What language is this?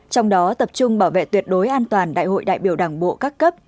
Vietnamese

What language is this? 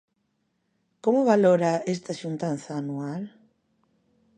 Galician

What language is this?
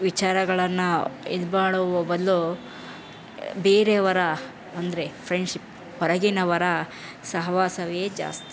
Kannada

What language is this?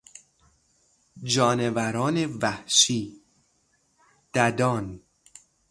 Persian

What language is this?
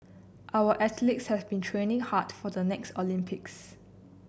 English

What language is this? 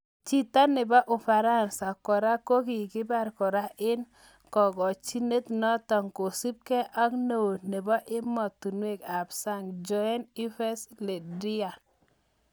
Kalenjin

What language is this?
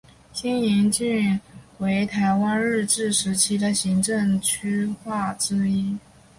Chinese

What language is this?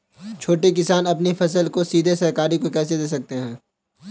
Hindi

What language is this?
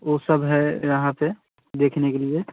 Hindi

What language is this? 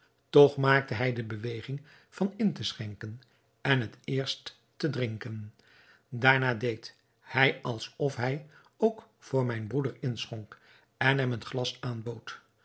Dutch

